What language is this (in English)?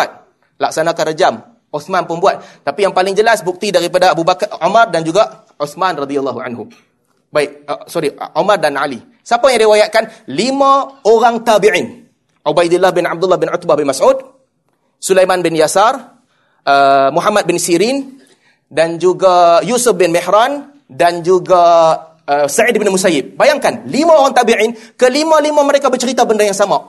Malay